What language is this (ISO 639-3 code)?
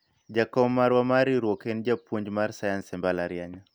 luo